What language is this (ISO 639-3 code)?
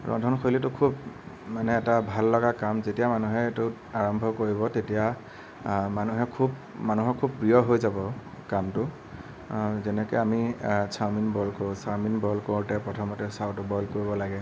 asm